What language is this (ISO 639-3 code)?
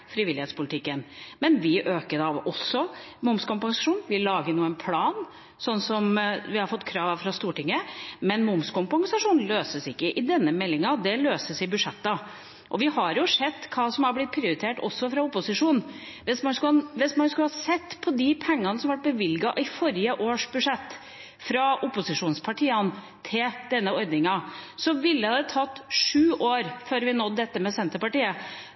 nob